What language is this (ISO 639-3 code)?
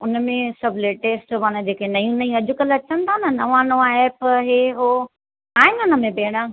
snd